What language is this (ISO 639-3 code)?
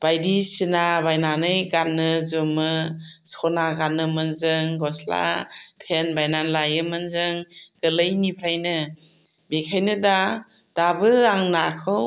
brx